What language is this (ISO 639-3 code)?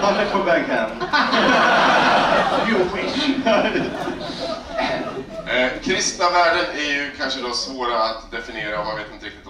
swe